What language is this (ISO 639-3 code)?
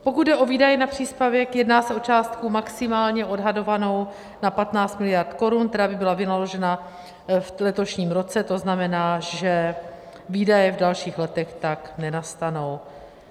ces